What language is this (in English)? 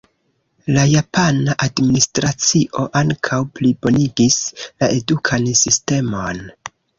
Esperanto